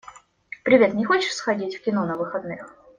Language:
Russian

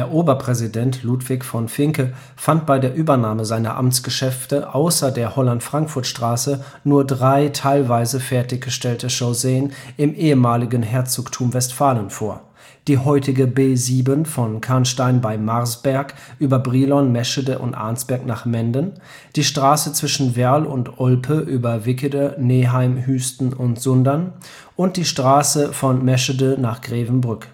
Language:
German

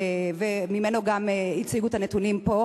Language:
Hebrew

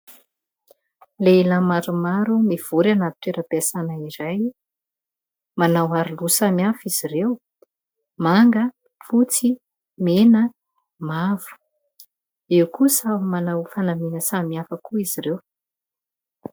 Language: Malagasy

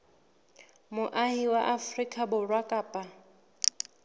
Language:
Southern Sotho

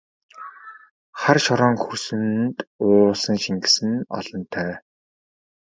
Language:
Mongolian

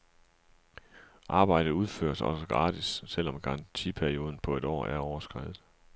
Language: Danish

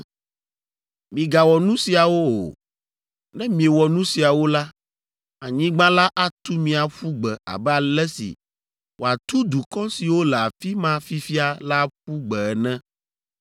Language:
Ewe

